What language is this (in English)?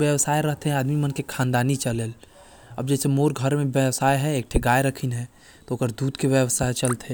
Korwa